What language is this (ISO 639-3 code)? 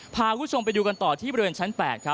tha